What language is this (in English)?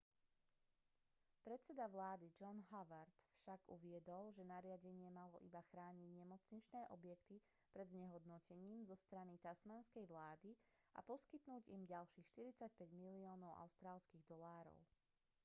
Slovak